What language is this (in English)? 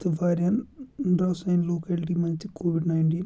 Kashmiri